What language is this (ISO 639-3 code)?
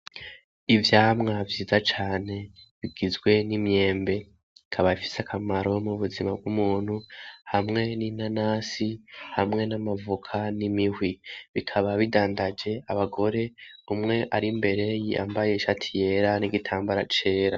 run